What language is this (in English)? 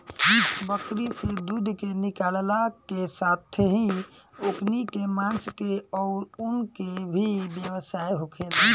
Bhojpuri